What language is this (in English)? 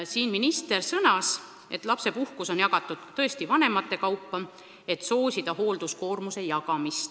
Estonian